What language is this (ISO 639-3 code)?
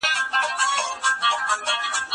pus